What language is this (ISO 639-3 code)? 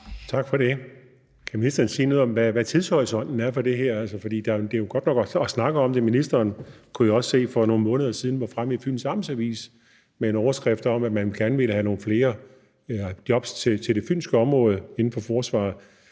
dan